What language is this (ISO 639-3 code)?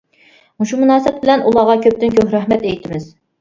uig